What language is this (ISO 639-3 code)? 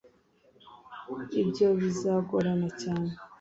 kin